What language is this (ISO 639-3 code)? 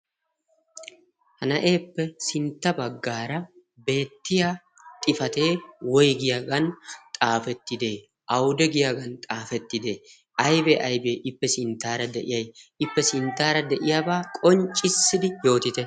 wal